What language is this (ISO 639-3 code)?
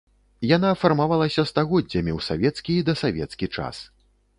bel